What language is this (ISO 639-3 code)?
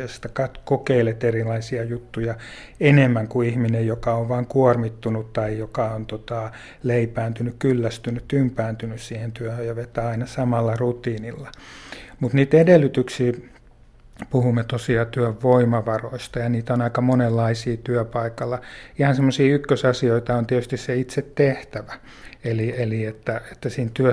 fin